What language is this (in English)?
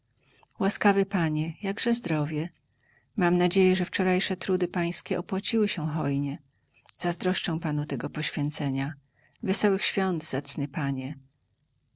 Polish